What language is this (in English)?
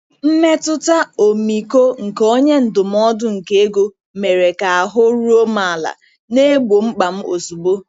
Igbo